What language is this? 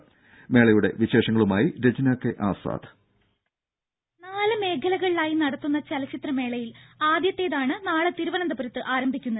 Malayalam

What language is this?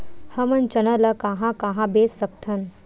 Chhattisgarhi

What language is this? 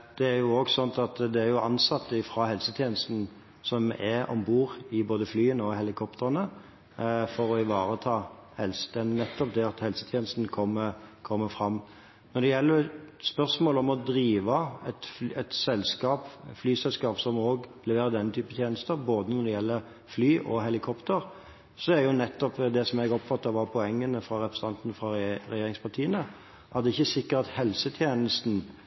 Norwegian Bokmål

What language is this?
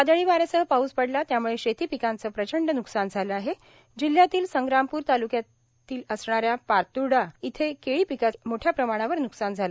Marathi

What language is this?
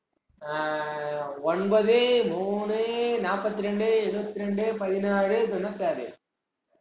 Tamil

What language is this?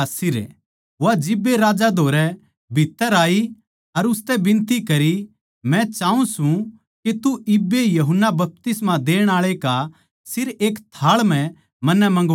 Haryanvi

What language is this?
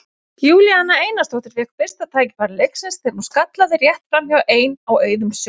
Icelandic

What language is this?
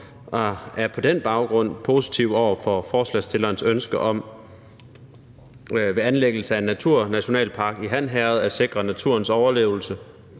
Danish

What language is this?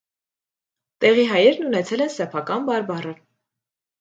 Armenian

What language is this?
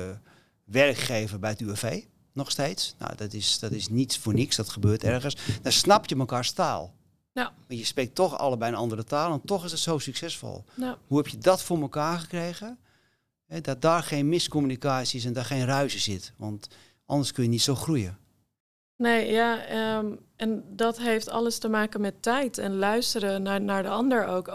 Dutch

